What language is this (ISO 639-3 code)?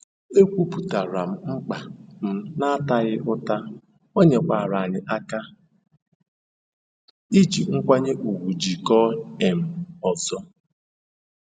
ibo